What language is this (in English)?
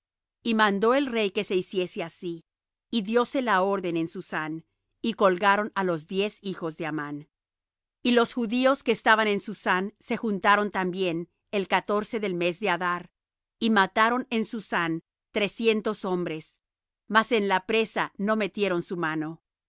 Spanish